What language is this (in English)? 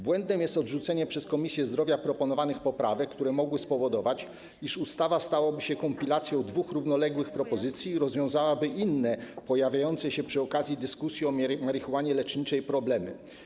Polish